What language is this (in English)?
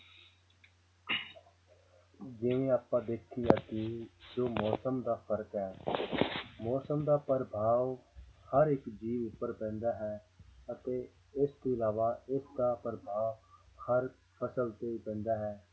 Punjabi